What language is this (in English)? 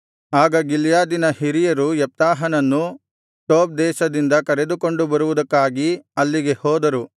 Kannada